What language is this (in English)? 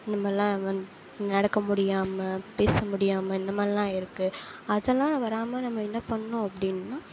Tamil